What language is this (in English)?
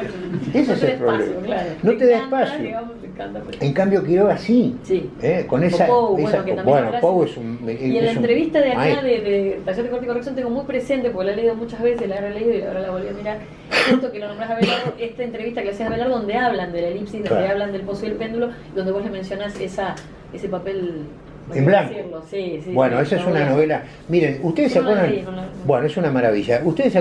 Spanish